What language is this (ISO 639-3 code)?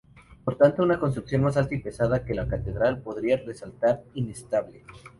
spa